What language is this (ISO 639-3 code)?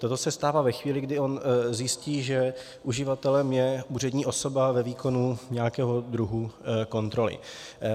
ces